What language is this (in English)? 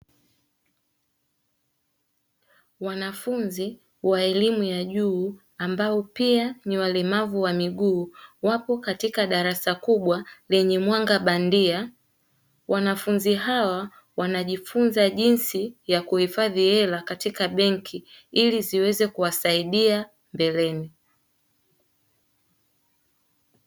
Swahili